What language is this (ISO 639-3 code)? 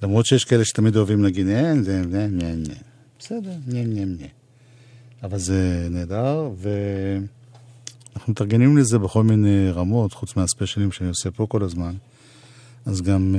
heb